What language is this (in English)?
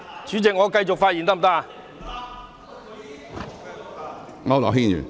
Cantonese